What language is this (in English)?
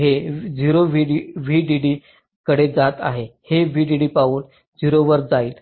Marathi